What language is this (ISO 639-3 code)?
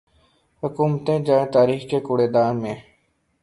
urd